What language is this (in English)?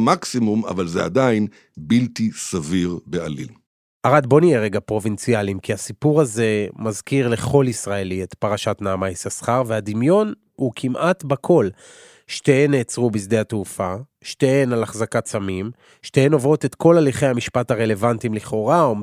Hebrew